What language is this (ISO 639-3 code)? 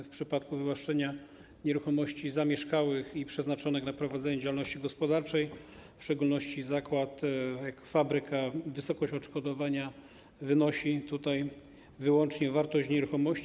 pol